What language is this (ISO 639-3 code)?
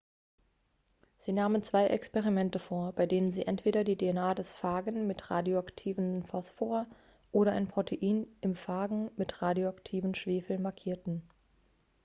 deu